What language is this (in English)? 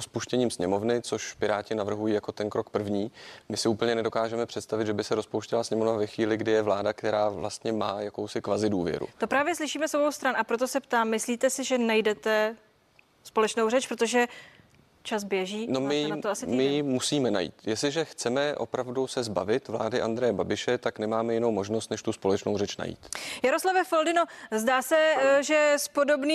Czech